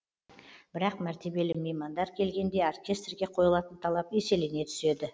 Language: Kazakh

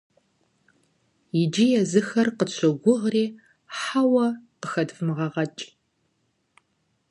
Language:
Kabardian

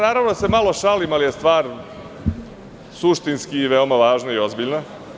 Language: Serbian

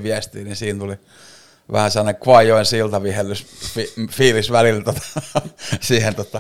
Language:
Finnish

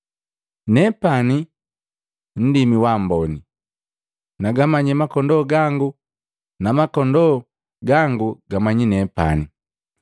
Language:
Matengo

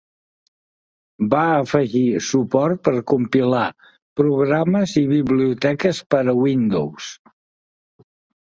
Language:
Catalan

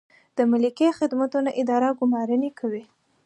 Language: Pashto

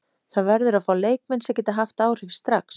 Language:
Icelandic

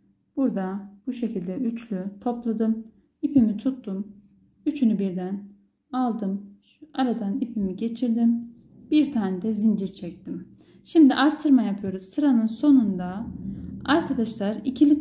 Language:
Turkish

